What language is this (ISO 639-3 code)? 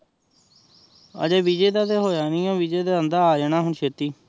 pan